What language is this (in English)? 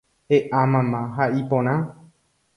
Guarani